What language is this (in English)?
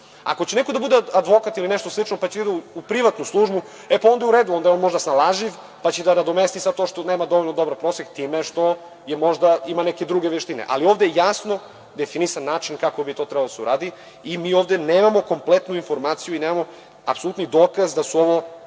Serbian